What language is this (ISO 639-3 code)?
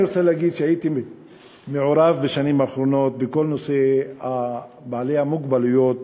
heb